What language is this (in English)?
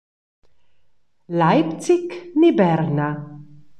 Romansh